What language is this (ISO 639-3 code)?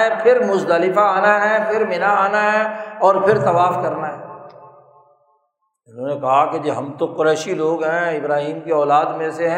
urd